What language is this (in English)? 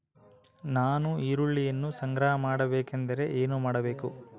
Kannada